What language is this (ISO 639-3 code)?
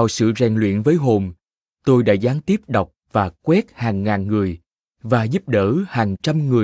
vie